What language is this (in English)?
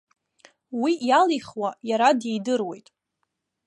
Abkhazian